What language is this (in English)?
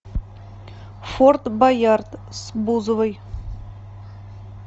Russian